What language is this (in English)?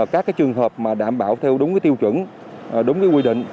Vietnamese